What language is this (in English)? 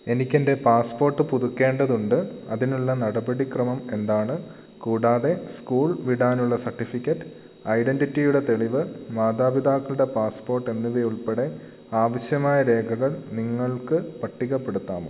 Malayalam